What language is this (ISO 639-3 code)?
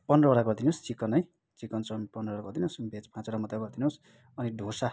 nep